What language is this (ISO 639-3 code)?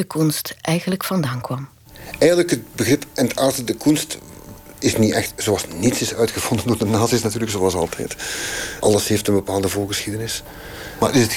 nld